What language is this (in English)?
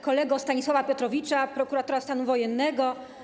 Polish